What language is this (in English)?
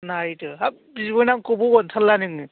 Bodo